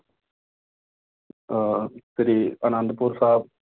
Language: Punjabi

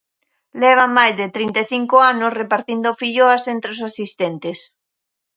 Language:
Galician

